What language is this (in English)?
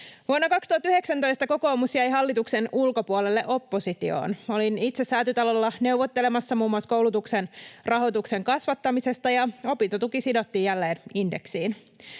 Finnish